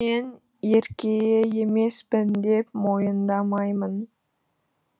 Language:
Kazakh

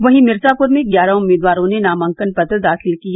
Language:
Hindi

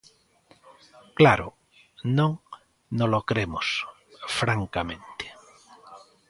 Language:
Galician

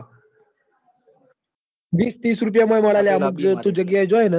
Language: Gujarati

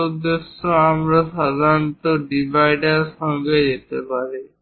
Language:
Bangla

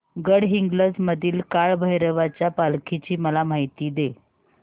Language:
Marathi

